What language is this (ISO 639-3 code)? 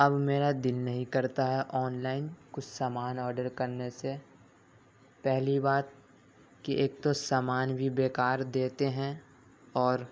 urd